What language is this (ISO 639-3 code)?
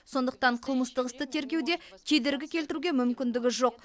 kaz